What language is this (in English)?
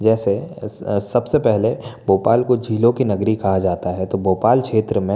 Hindi